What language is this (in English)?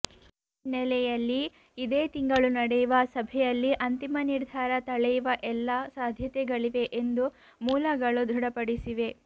Kannada